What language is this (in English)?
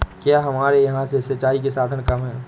Hindi